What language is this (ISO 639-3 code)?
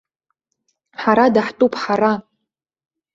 abk